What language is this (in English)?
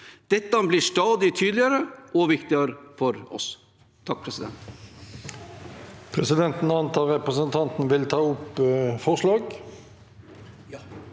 Norwegian